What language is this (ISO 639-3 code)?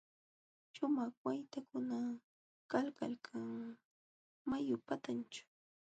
qxw